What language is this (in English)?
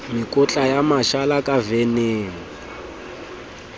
Southern Sotho